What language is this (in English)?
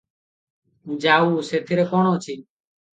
Odia